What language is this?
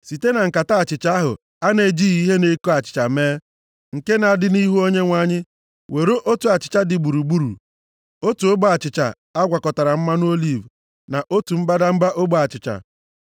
Igbo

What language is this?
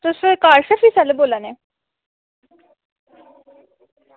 Dogri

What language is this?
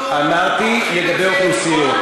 Hebrew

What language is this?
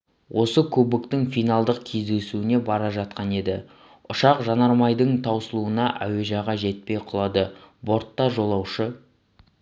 Kazakh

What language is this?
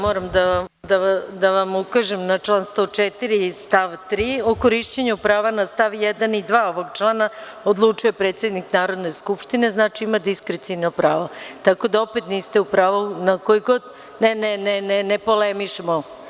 Serbian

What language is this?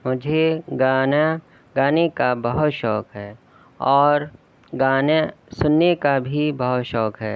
Urdu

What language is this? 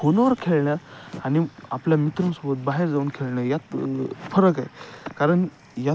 Marathi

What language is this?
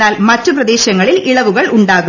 Malayalam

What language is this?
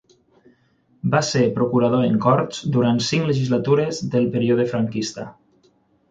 Catalan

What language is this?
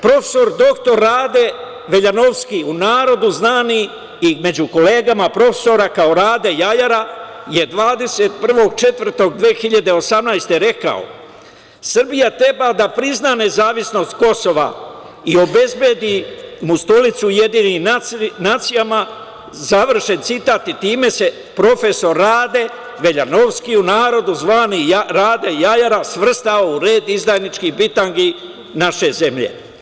Serbian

